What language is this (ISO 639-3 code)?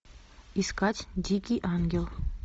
rus